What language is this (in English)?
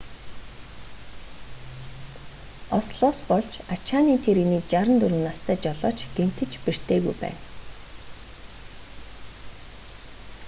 Mongolian